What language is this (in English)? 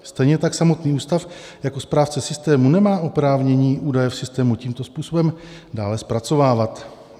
Czech